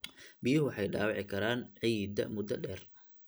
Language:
Somali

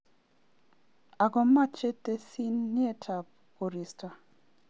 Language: Kalenjin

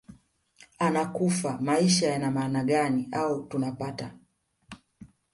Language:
Swahili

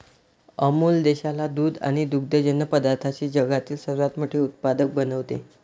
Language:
Marathi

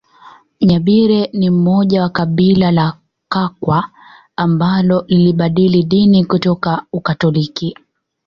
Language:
Swahili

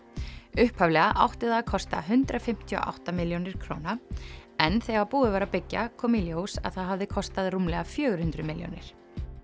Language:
Icelandic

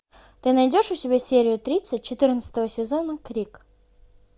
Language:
Russian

